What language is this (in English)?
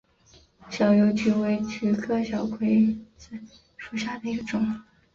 Chinese